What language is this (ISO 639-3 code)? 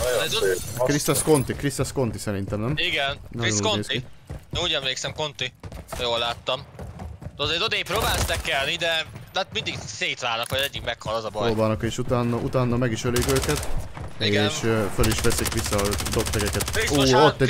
hun